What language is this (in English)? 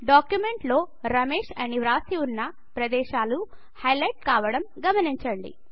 Telugu